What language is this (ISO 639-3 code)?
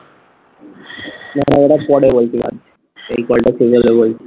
ben